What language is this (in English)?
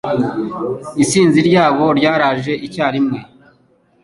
Kinyarwanda